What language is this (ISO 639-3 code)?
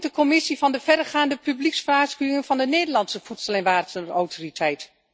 nld